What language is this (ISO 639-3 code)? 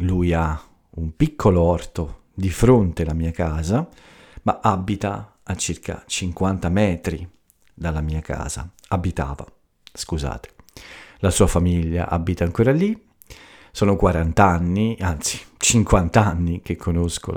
ita